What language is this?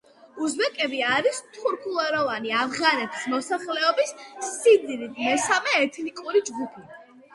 Georgian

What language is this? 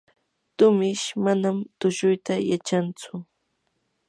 Yanahuanca Pasco Quechua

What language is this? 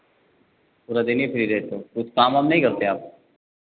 Hindi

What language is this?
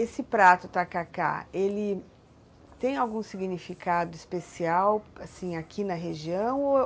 Portuguese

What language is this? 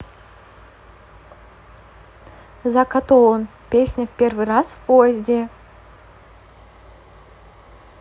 Russian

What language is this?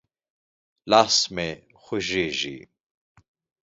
Pashto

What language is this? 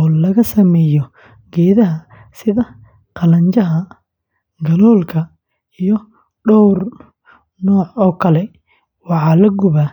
Somali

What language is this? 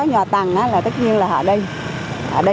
Vietnamese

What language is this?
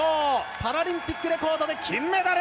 Japanese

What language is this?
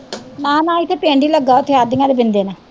Punjabi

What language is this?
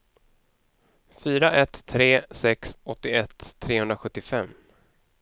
Swedish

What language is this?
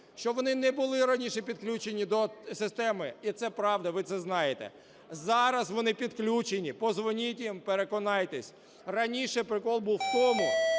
Ukrainian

